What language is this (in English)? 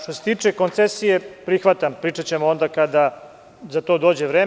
Serbian